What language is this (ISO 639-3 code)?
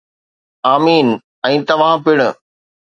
snd